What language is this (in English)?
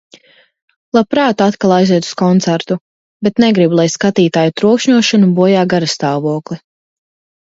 Latvian